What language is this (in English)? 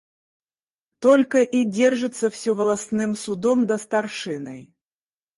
Russian